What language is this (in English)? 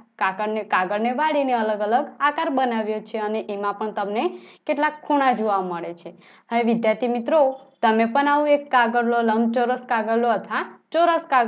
Romanian